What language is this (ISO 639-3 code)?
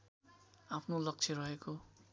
nep